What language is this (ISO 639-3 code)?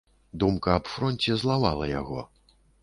bel